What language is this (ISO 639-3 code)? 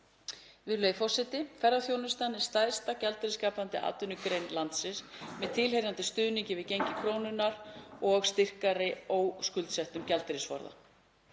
isl